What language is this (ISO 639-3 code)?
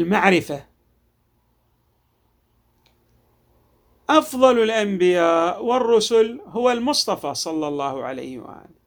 ara